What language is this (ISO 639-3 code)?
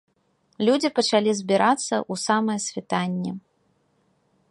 bel